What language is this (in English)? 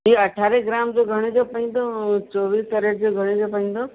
Sindhi